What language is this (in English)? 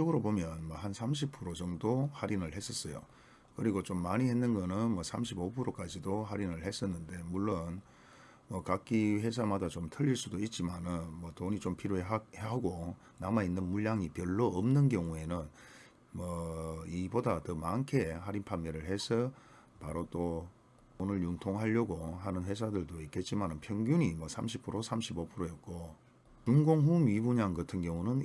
Korean